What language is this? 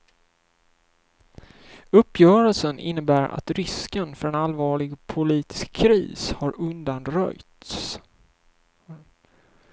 Swedish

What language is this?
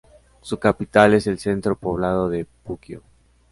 Spanish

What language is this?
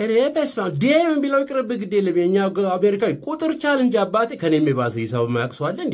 Arabic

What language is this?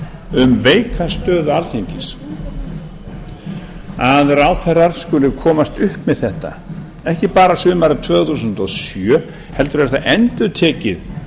Icelandic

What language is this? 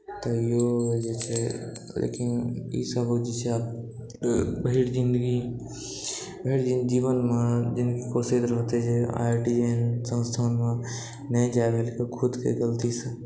Maithili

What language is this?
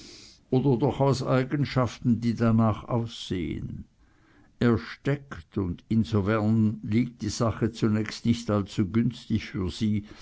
German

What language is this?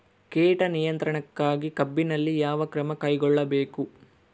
Kannada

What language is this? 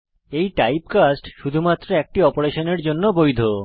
Bangla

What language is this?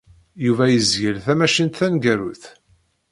Kabyle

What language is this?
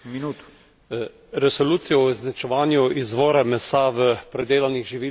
Slovenian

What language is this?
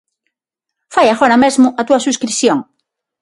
Galician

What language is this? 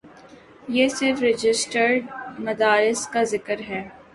Urdu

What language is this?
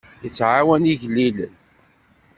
Kabyle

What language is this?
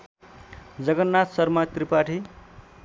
Nepali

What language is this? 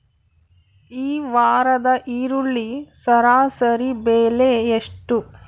Kannada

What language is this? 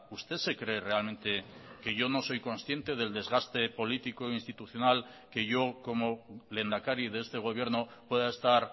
Spanish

